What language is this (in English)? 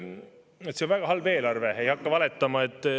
Estonian